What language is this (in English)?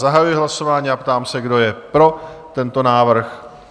Czech